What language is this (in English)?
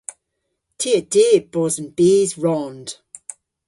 Cornish